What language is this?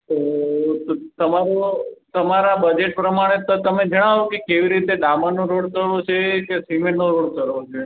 Gujarati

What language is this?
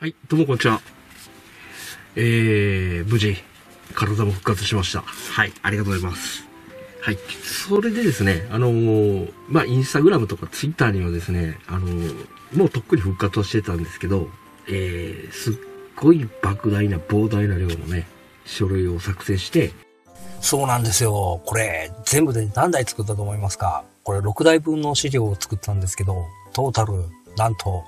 Japanese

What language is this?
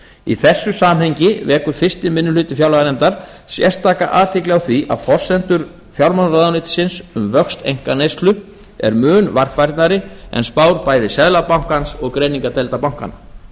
Icelandic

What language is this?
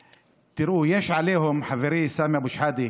Hebrew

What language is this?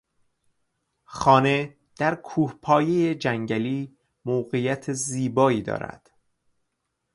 Persian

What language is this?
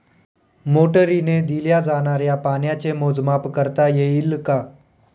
Marathi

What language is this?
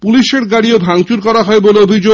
Bangla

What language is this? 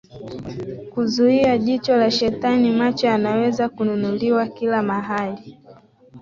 Swahili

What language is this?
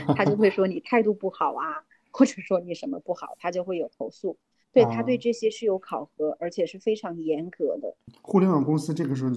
Chinese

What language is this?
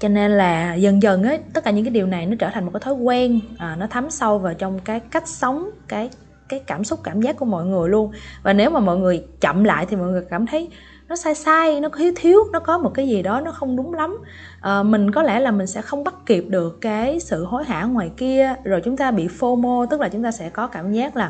Vietnamese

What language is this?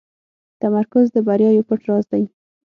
Pashto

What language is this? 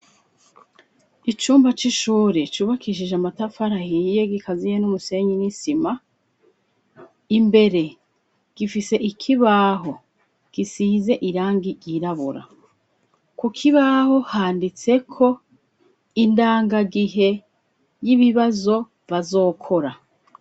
Rundi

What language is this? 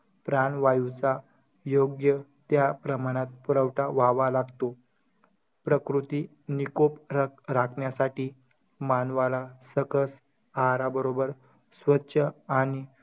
Marathi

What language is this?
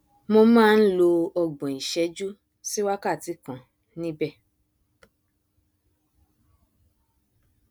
Yoruba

